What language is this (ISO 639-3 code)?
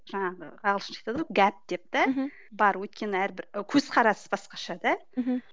kaz